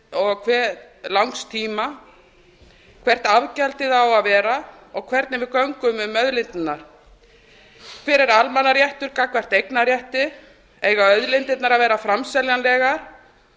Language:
Icelandic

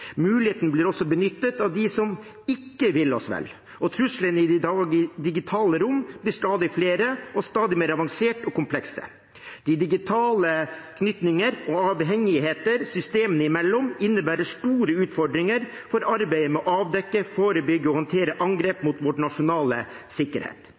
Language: Norwegian Bokmål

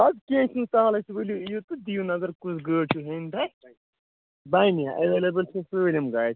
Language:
Kashmiri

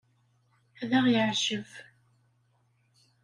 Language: Kabyle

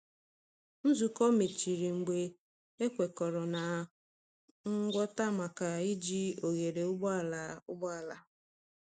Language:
Igbo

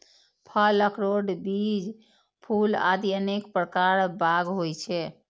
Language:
Maithili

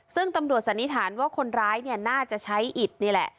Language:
Thai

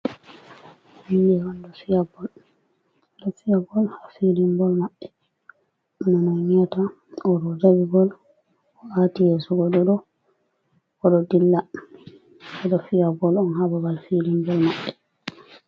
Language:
Fula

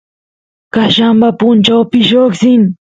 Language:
Santiago del Estero Quichua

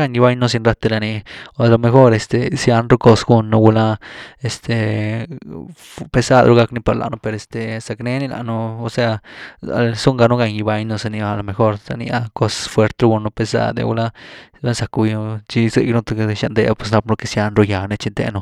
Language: Güilá Zapotec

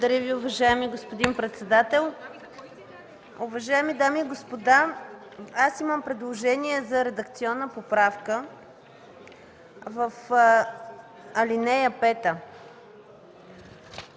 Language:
Bulgarian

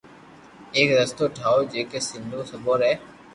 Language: Loarki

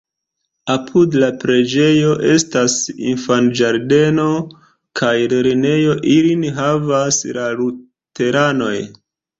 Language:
Esperanto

